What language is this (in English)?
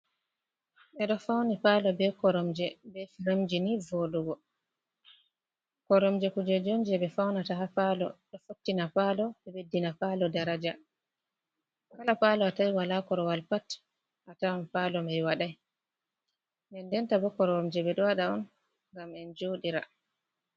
Fula